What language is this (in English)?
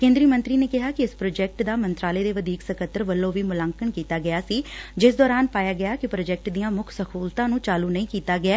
Punjabi